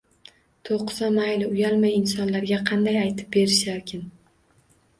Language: Uzbek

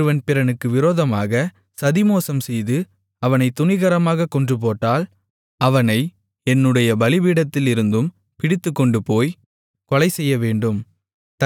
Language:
Tamil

